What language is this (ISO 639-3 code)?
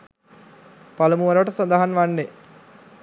sin